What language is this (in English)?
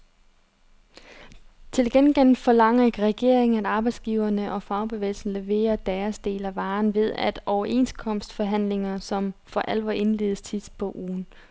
Danish